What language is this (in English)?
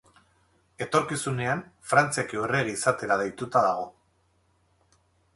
Basque